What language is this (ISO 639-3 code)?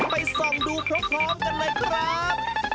tha